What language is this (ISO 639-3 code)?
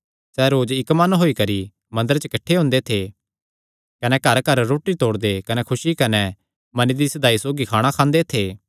xnr